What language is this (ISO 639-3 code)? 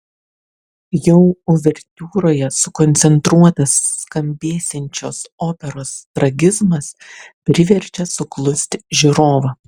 lit